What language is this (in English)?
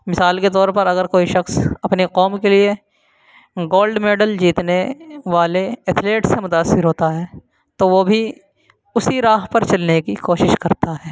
Urdu